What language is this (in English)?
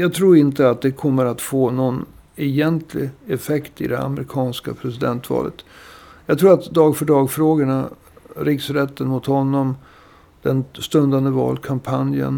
Swedish